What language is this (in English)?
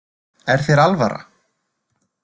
Icelandic